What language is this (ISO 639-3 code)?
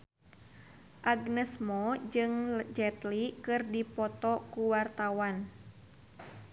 sun